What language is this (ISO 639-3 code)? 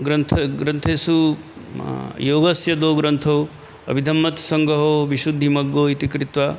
san